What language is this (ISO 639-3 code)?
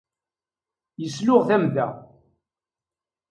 kab